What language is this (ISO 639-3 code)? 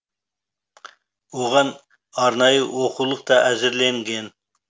kaz